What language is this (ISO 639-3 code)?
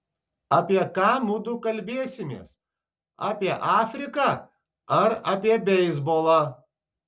lit